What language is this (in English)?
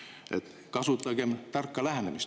Estonian